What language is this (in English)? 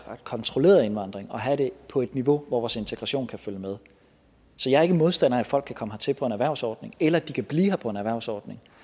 Danish